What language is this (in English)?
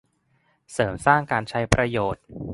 Thai